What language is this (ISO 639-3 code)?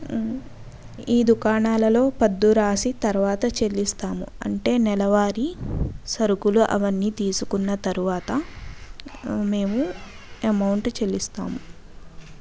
tel